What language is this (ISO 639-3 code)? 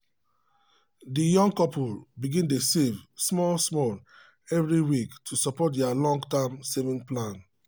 pcm